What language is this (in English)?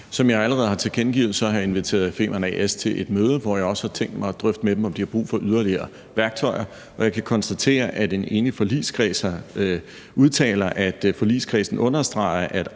Danish